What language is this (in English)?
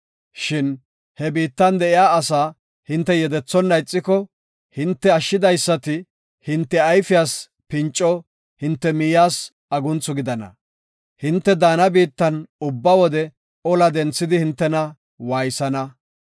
Gofa